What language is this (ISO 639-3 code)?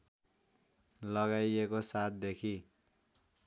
nep